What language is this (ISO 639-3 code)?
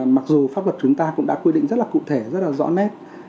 vie